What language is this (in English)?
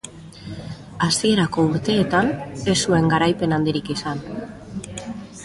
Basque